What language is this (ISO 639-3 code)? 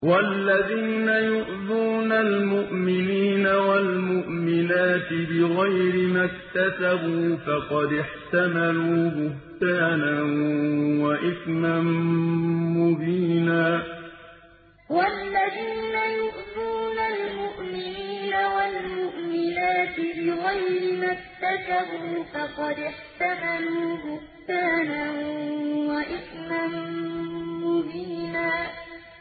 ara